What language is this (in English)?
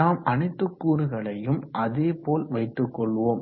Tamil